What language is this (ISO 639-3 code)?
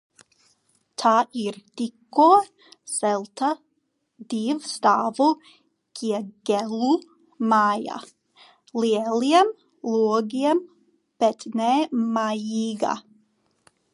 lav